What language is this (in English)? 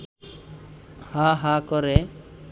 Bangla